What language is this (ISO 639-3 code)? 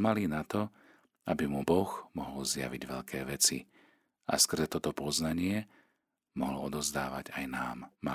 slk